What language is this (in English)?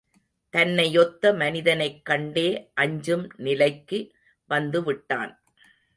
Tamil